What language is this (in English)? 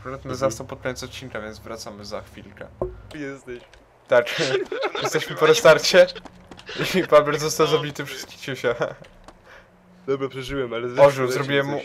Polish